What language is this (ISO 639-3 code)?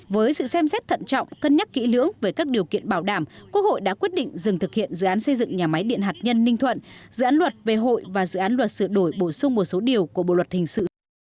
vie